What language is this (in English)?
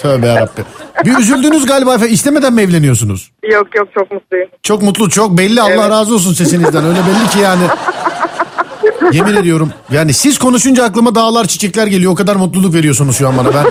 Turkish